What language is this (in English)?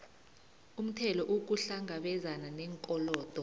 South Ndebele